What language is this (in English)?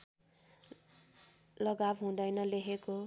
Nepali